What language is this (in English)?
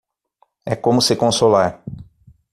Portuguese